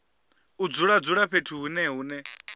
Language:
Venda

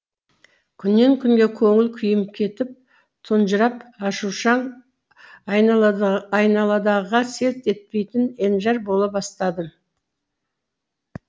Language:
Kazakh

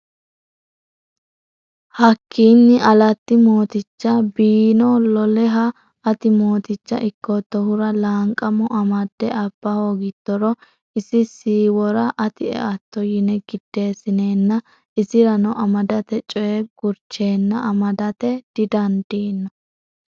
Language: Sidamo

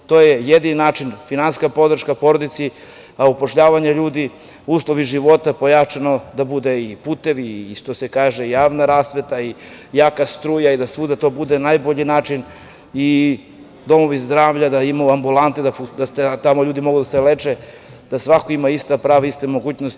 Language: Serbian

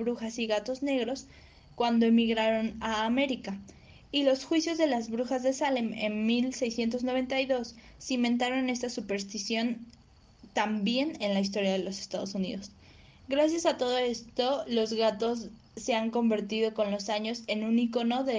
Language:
Spanish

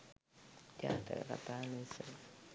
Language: Sinhala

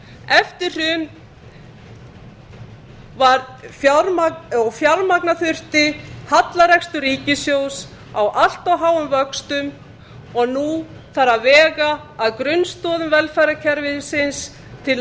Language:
Icelandic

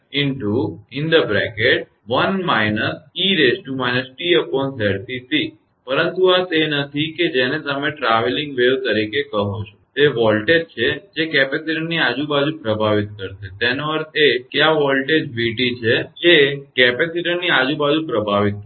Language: Gujarati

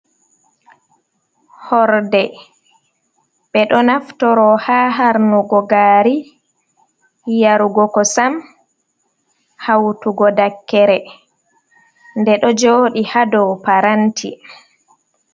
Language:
Fula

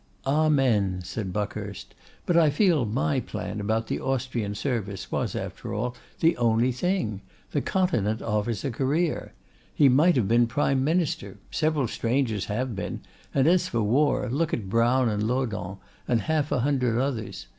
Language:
English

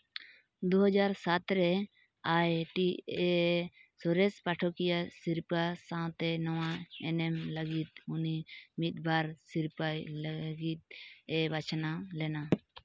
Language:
Santali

